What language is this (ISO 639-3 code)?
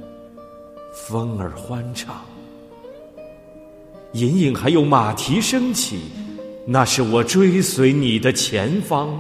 zho